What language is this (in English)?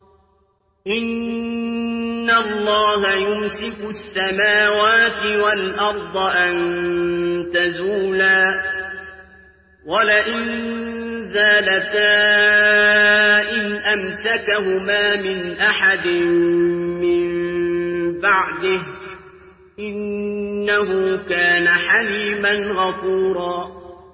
Arabic